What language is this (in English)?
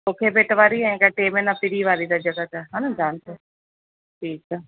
Sindhi